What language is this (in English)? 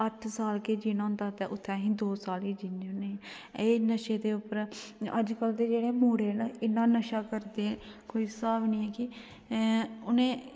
Dogri